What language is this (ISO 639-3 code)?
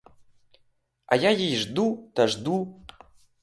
ukr